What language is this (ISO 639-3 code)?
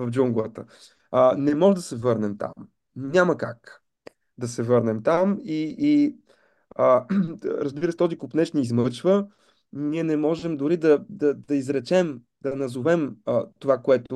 bul